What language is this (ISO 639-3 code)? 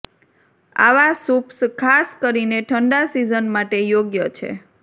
guj